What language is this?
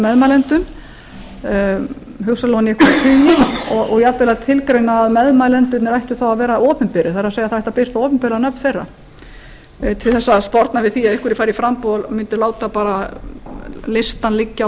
Icelandic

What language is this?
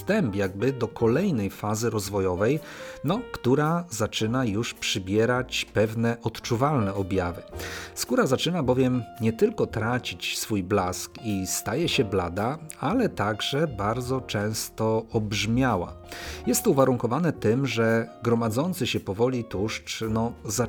Polish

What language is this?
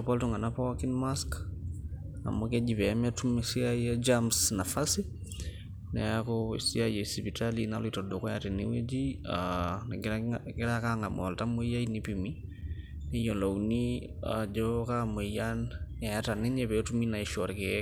Masai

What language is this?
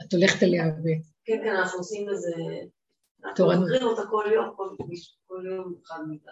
Hebrew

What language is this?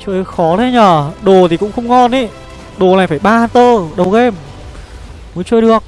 Vietnamese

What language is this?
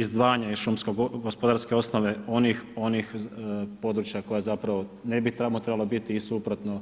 Croatian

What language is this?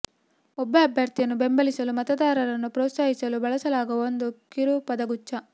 Kannada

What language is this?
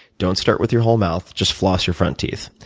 English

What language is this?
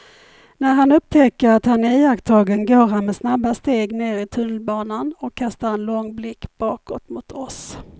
Swedish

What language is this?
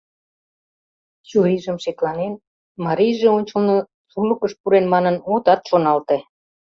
Mari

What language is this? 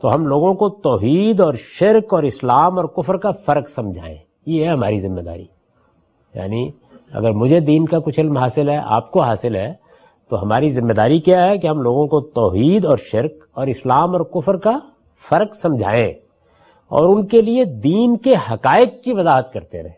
Urdu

